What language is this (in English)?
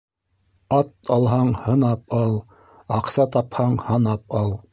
Bashkir